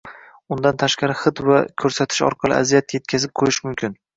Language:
Uzbek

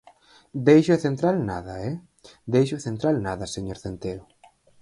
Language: Galician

